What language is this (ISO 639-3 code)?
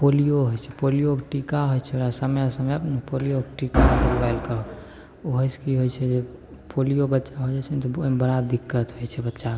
mai